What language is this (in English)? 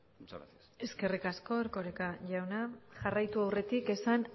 Basque